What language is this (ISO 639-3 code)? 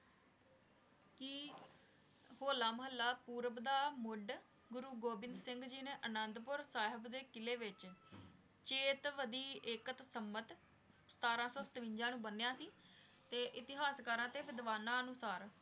pan